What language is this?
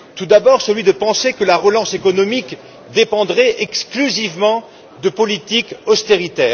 French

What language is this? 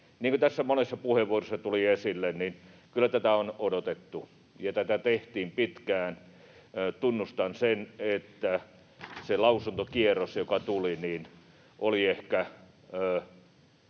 Finnish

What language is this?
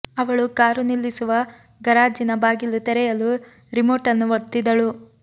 Kannada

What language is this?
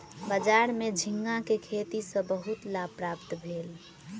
Maithili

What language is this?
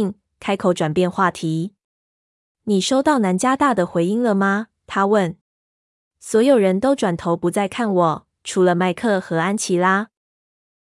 Chinese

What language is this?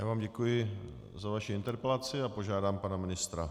Czech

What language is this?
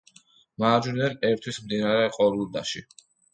Georgian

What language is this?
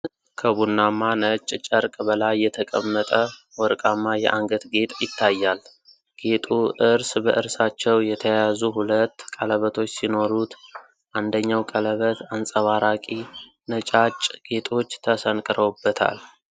Amharic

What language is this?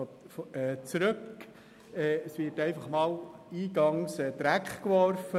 Swiss German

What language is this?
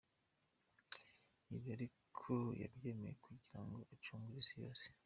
Kinyarwanda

